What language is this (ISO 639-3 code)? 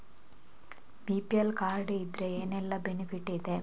kan